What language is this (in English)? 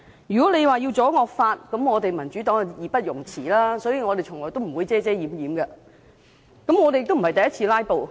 Cantonese